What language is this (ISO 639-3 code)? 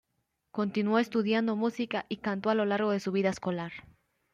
spa